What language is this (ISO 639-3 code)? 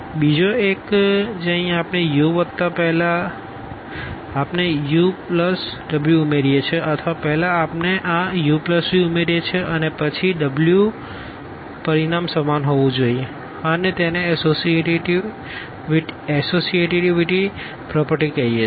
guj